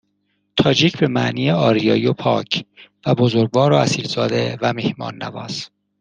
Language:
Persian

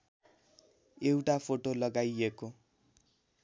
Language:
Nepali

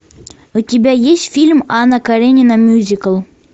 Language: Russian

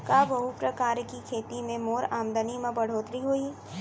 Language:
Chhattisgarhi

